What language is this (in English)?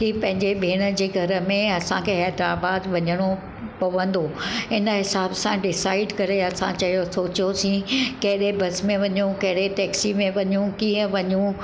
Sindhi